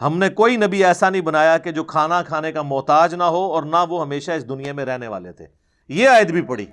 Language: Urdu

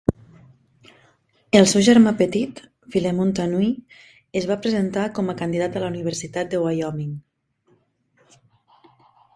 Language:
Catalan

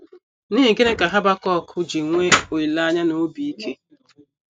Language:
Igbo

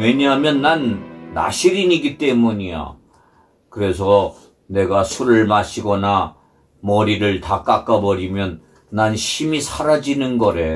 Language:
Korean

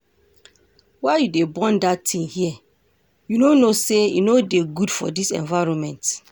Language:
Nigerian Pidgin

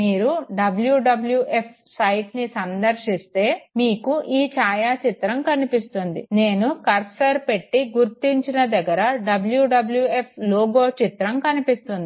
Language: Telugu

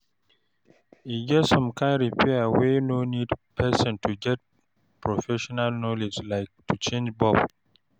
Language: Nigerian Pidgin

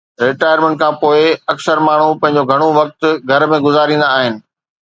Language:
Sindhi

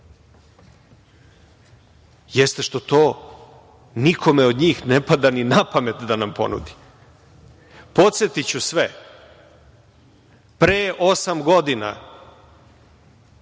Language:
Serbian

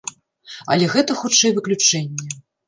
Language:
Belarusian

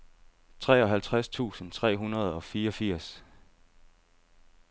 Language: Danish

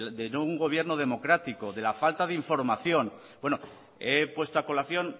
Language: Spanish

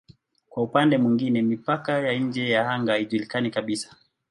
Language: Swahili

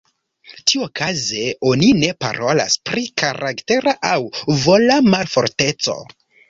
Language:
Esperanto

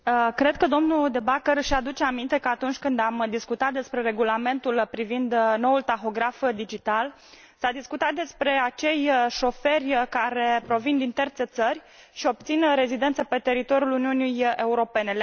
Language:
Romanian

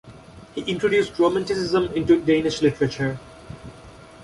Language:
English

